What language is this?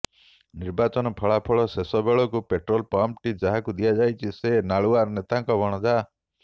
Odia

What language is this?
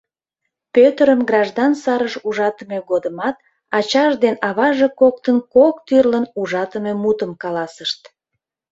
Mari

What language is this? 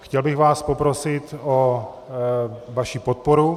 Czech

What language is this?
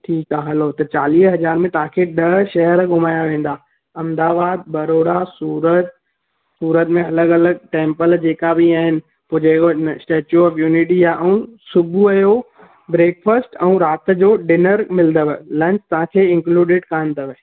Sindhi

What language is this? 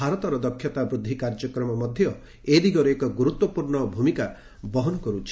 Odia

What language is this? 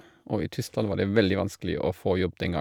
Norwegian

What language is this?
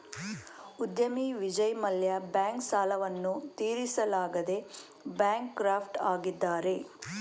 Kannada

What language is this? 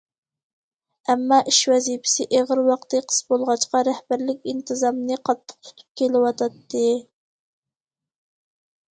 Uyghur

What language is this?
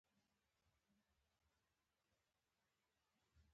Pashto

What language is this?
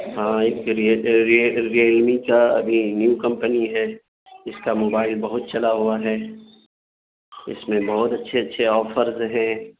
Urdu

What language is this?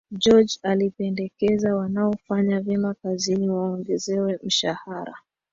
Swahili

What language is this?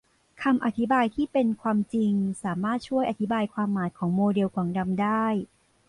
Thai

